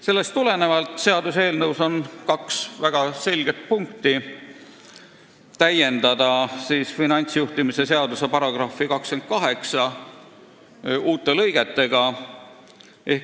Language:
Estonian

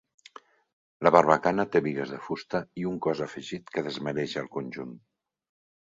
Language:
Catalan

